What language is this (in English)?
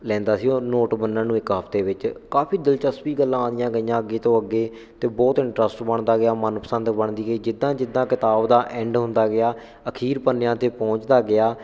Punjabi